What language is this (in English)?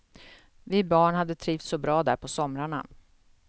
Swedish